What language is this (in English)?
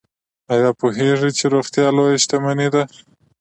Pashto